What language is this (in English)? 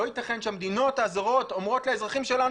Hebrew